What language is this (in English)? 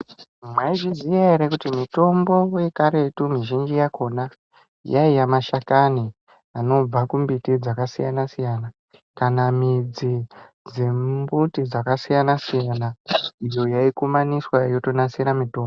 Ndau